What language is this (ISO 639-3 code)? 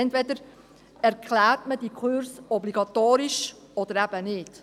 gsw